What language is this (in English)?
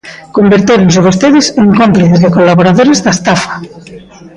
Galician